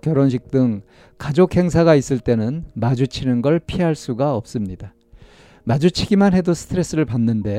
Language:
Korean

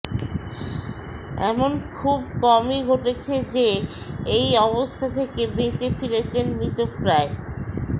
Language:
Bangla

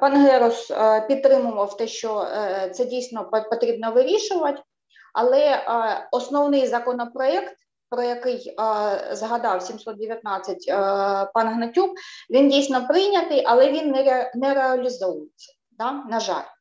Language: Ukrainian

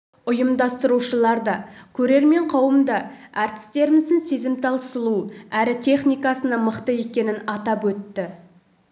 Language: Kazakh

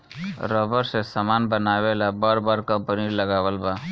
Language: Bhojpuri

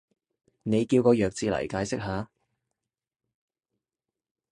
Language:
Cantonese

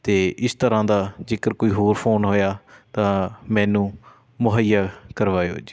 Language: Punjabi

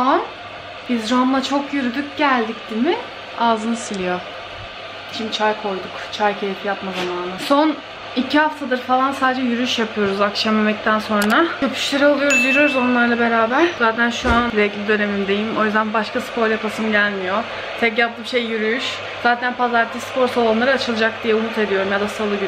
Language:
Turkish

